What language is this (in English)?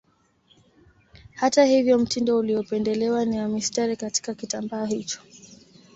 Swahili